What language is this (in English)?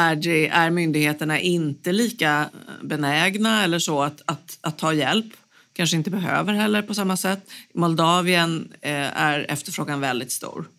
Swedish